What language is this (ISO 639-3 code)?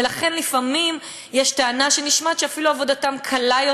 heb